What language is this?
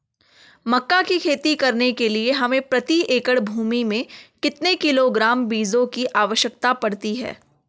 Hindi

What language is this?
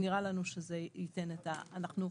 Hebrew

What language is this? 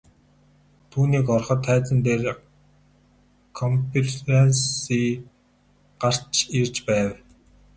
Mongolian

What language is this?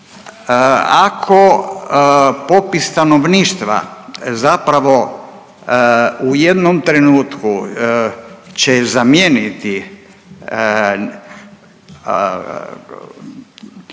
Croatian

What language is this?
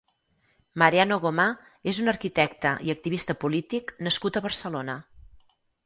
Catalan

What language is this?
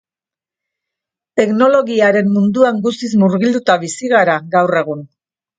Basque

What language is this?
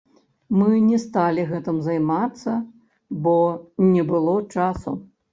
Belarusian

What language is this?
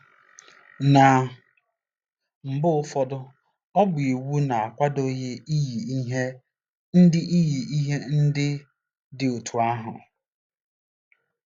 Igbo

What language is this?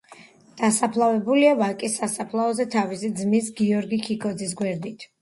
Georgian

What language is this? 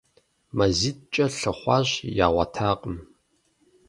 Kabardian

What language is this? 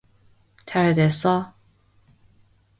Korean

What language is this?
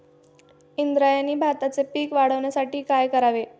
Marathi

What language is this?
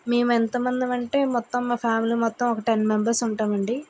Telugu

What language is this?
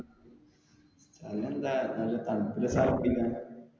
Malayalam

